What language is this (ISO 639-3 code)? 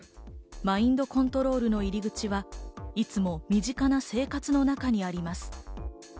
jpn